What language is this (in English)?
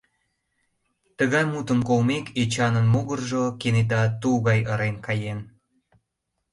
Mari